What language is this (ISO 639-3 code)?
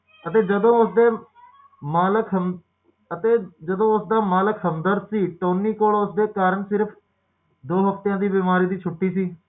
pan